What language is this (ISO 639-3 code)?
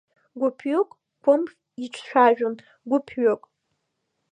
abk